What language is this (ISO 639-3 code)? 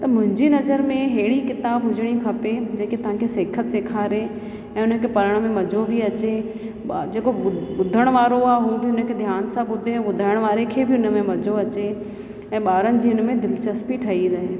snd